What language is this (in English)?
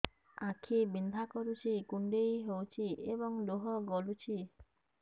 Odia